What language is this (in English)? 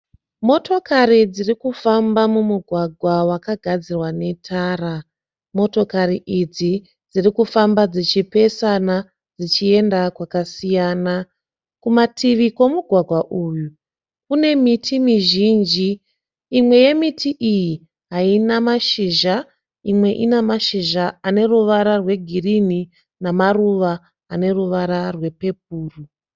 Shona